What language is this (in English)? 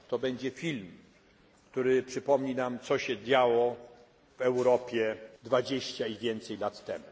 Polish